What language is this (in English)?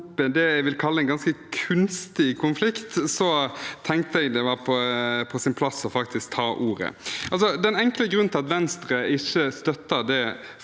Norwegian